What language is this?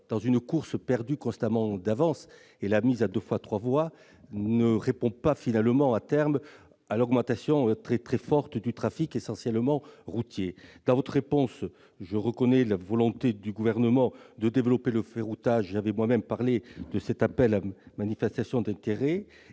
French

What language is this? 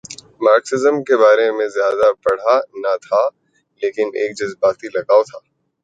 Urdu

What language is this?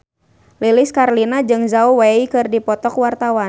Sundanese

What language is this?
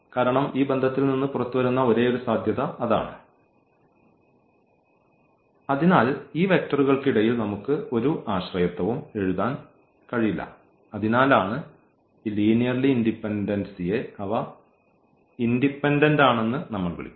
Malayalam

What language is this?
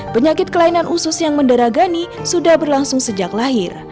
Indonesian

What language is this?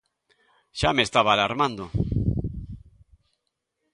Galician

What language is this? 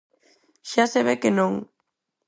Galician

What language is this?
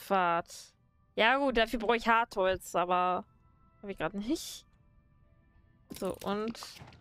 German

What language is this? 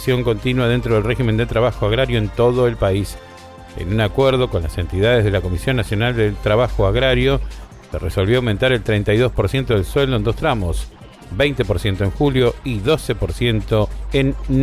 Spanish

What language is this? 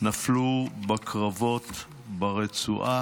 Hebrew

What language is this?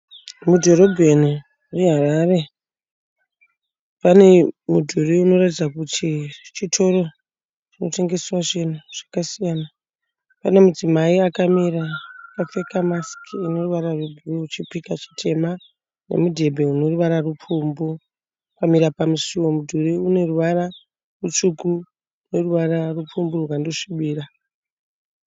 Shona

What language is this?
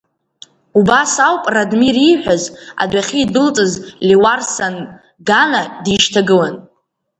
Abkhazian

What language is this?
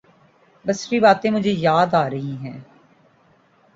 Urdu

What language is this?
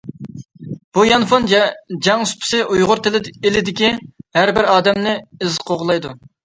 Uyghur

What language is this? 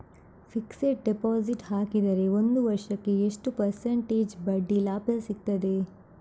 Kannada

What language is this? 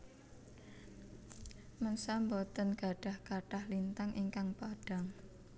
Javanese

